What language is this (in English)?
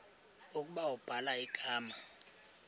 Xhosa